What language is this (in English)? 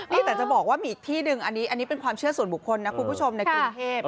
Thai